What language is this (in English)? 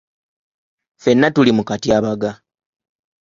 Ganda